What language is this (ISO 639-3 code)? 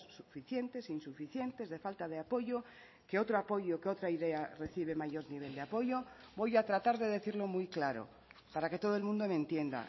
spa